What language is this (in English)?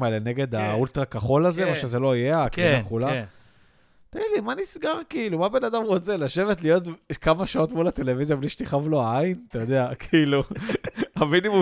Hebrew